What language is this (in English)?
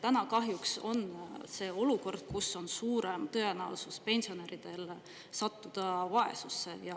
Estonian